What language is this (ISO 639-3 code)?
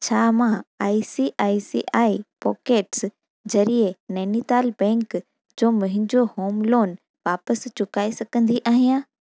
snd